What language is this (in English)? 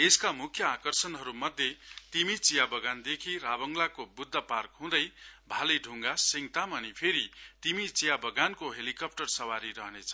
Nepali